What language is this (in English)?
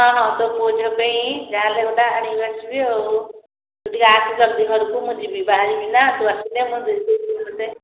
Odia